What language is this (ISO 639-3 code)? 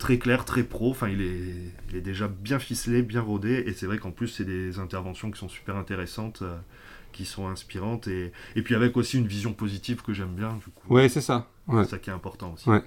fra